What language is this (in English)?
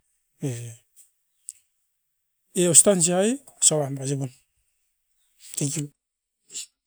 Askopan